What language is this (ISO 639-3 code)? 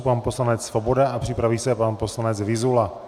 ces